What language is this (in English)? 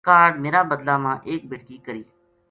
Gujari